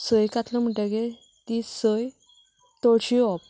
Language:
Konkani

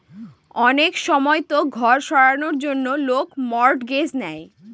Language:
Bangla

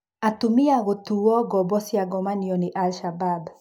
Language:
Kikuyu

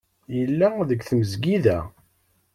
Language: Kabyle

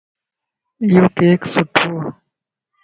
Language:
Lasi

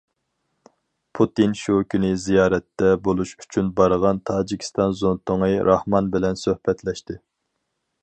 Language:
Uyghur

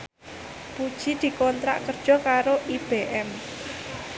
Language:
Javanese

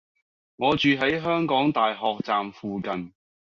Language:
Cantonese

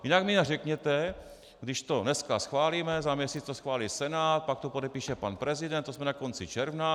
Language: Czech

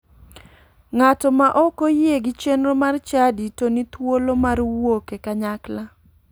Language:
Luo (Kenya and Tanzania)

